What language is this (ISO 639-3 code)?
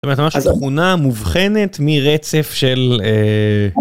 heb